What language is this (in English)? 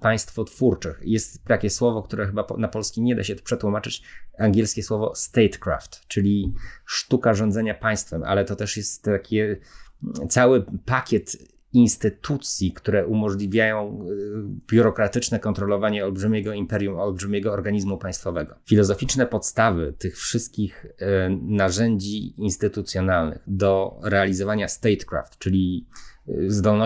Polish